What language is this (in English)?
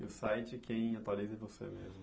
Portuguese